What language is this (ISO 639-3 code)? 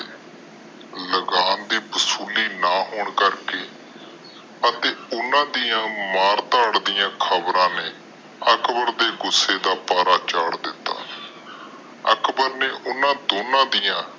pan